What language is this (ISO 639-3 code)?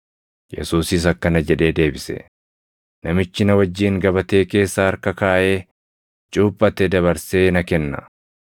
orm